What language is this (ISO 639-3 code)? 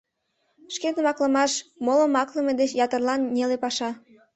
chm